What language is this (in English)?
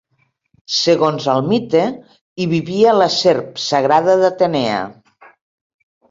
Catalan